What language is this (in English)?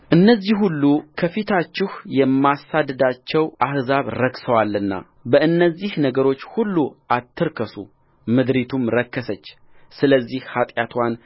Amharic